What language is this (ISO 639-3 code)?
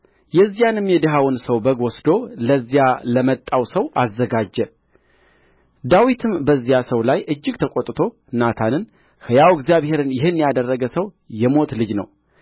amh